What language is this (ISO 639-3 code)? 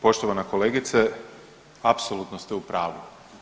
hrv